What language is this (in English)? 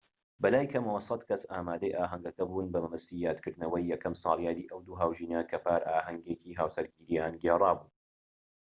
Central Kurdish